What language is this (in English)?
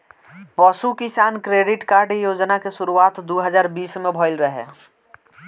Bhojpuri